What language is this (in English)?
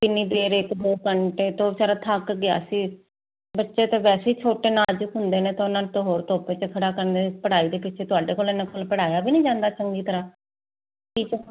Punjabi